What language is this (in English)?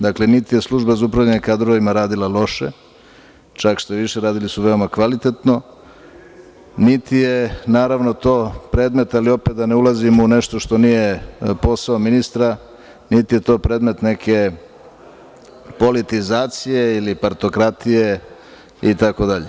Serbian